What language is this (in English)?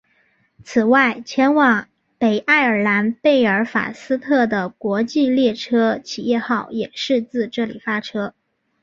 Chinese